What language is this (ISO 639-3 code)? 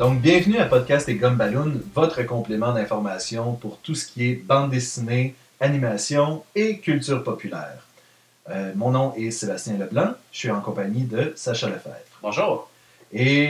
fra